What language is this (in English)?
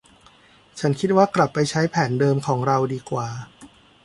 Thai